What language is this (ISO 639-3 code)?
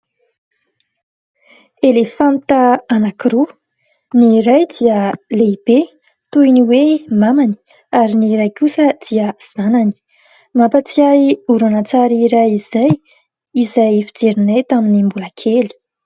mlg